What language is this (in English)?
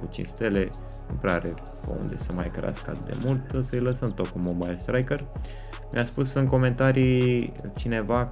Romanian